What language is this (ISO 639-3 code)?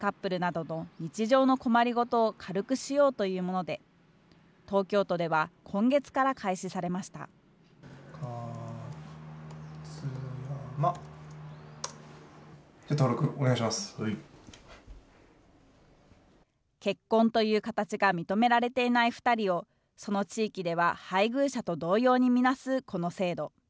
jpn